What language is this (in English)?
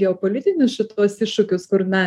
Lithuanian